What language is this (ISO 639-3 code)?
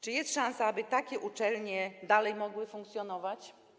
pol